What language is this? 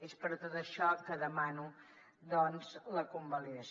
Catalan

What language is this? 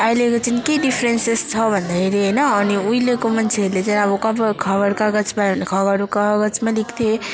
Nepali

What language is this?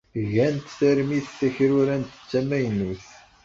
Kabyle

